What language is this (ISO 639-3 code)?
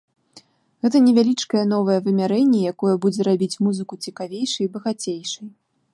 bel